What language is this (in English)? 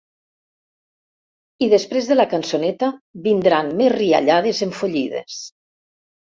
Catalan